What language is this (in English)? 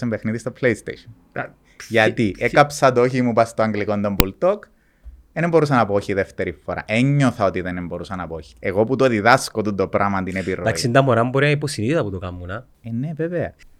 Greek